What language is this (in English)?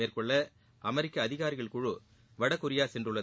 Tamil